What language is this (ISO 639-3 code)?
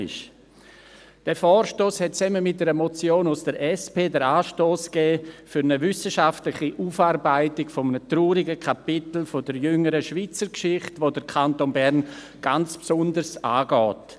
gsw